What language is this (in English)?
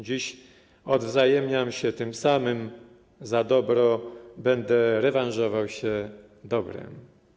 Polish